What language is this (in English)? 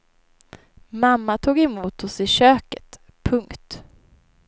Swedish